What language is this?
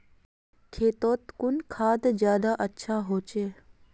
Magahi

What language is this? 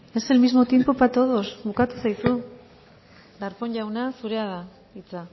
Basque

